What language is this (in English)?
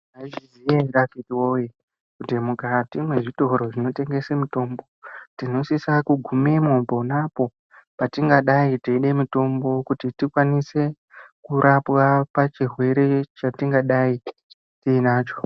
Ndau